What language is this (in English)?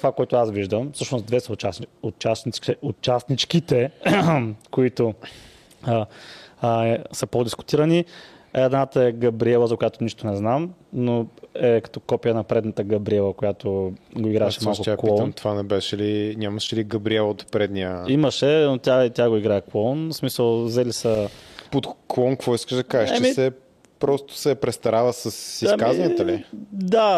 Bulgarian